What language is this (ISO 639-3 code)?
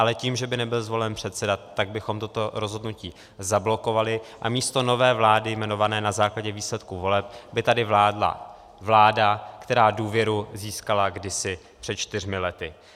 ces